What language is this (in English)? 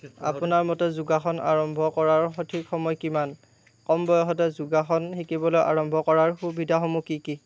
Assamese